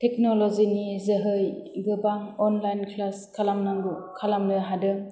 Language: Bodo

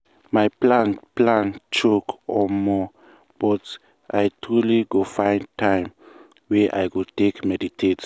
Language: Nigerian Pidgin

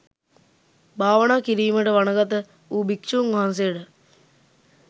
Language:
Sinhala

